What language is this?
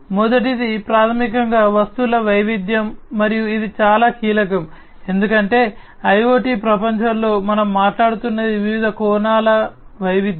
Telugu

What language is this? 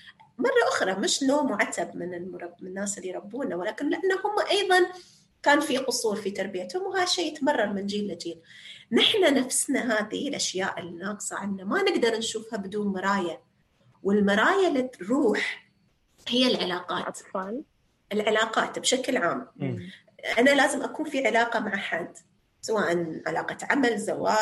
Arabic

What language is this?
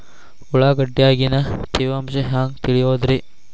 Kannada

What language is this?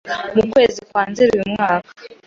Kinyarwanda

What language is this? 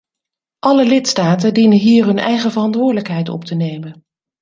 Dutch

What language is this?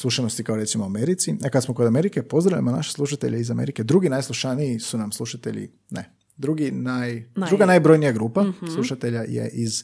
Croatian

